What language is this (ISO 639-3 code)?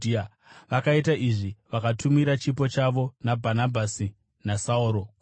sna